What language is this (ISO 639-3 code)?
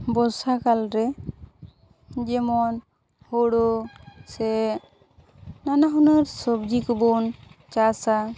sat